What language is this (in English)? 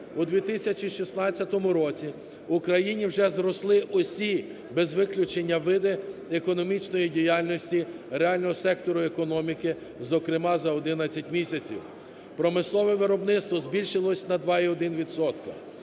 Ukrainian